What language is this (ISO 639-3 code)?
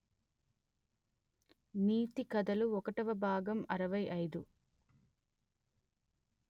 tel